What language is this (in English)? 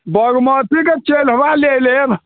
Maithili